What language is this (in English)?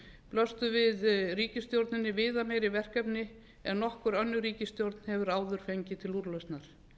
Icelandic